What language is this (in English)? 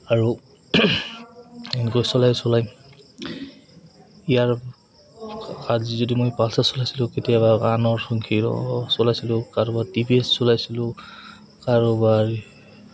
Assamese